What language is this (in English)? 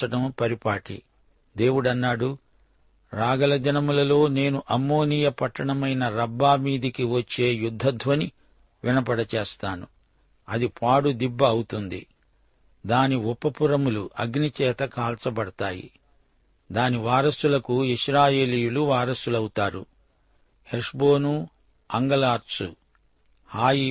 Telugu